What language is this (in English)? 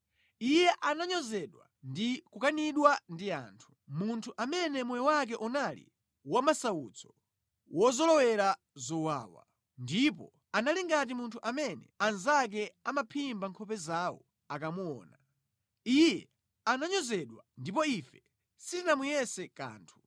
Nyanja